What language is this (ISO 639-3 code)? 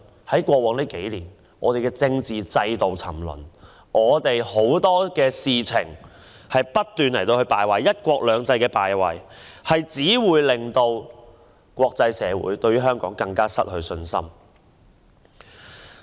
yue